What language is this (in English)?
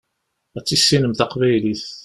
Kabyle